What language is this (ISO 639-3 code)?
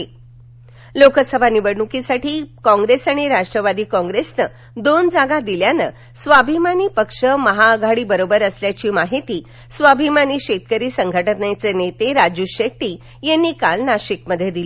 mar